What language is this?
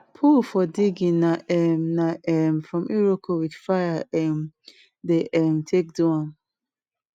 Nigerian Pidgin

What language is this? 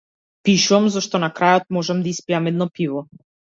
Macedonian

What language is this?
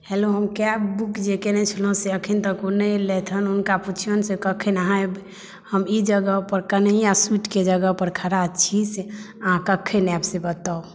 Maithili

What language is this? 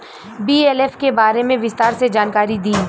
Bhojpuri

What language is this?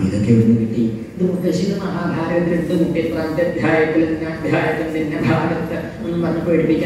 Indonesian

